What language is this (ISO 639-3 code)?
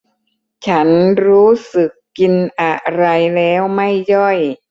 tha